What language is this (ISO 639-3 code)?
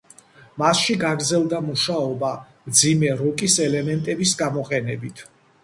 kat